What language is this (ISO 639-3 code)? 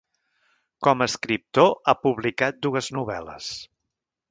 cat